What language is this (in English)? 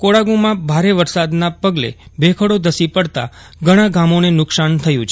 Gujarati